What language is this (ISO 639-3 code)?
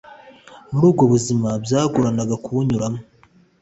kin